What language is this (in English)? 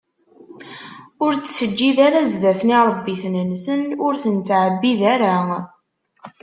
Kabyle